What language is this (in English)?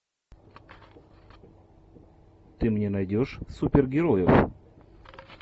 Russian